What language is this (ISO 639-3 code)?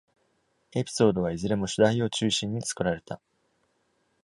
jpn